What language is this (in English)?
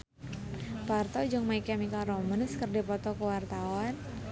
Sundanese